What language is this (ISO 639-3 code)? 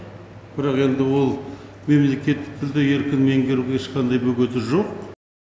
kaz